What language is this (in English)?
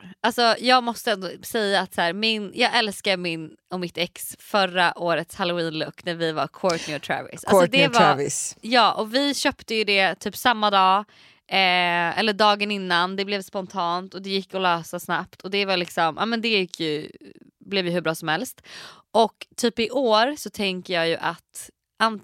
Swedish